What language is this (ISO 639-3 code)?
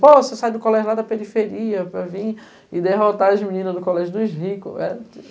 por